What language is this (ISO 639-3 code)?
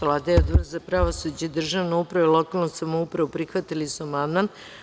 srp